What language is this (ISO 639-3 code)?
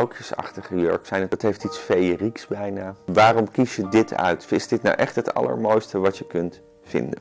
nld